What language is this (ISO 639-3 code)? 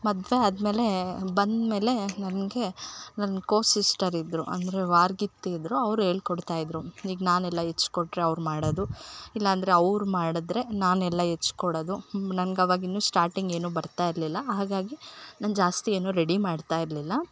kan